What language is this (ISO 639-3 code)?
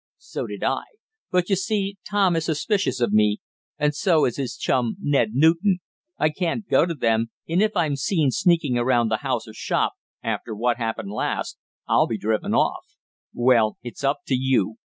eng